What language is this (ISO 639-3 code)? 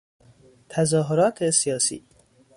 fas